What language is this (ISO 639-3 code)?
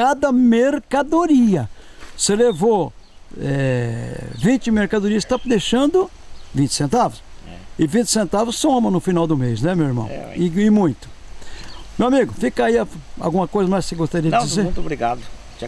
por